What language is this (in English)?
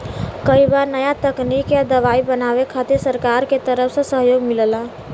Bhojpuri